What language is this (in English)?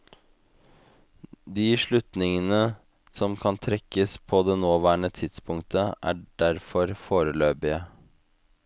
Norwegian